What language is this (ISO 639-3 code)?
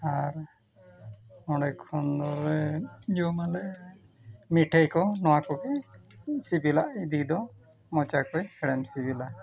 sat